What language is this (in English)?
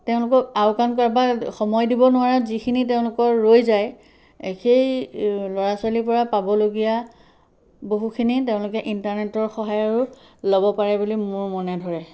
Assamese